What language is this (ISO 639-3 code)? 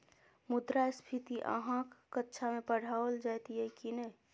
mai